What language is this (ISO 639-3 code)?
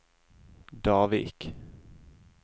nor